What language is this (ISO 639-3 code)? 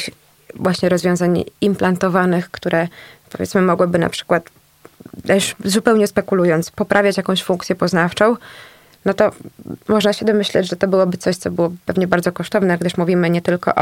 pol